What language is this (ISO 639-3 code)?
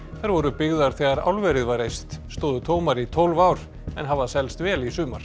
isl